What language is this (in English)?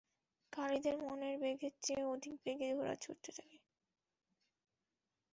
Bangla